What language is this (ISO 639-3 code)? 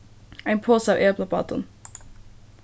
fao